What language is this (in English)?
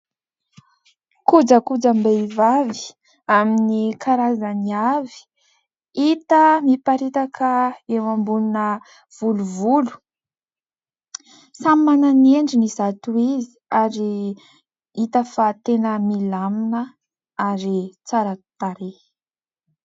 Malagasy